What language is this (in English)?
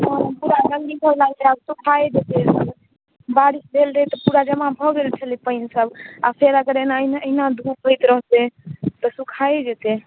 Maithili